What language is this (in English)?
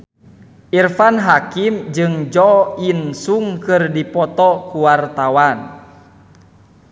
Sundanese